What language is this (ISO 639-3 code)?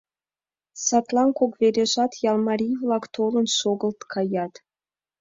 chm